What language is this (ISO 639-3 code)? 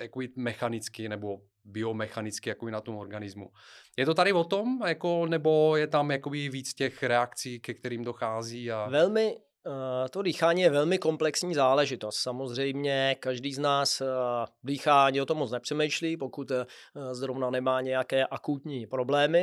ces